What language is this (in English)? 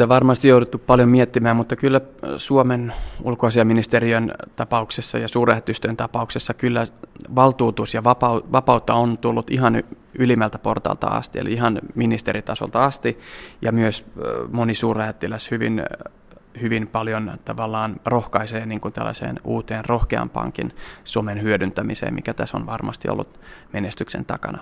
Finnish